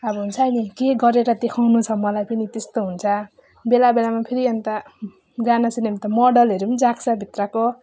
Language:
Nepali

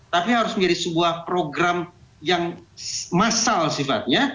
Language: Indonesian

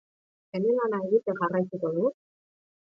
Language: Basque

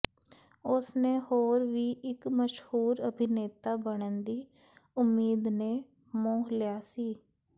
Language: Punjabi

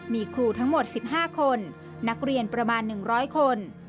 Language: Thai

